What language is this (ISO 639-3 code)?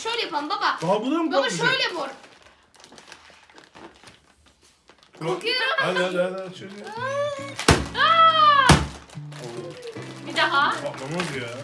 tur